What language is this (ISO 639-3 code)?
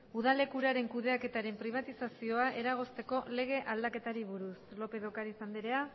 eus